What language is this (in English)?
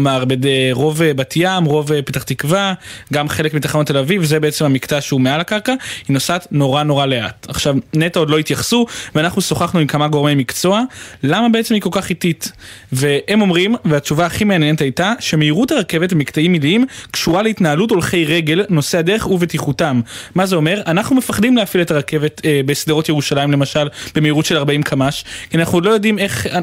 Hebrew